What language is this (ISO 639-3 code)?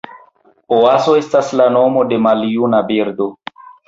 epo